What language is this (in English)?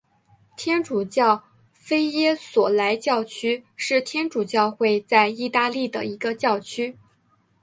Chinese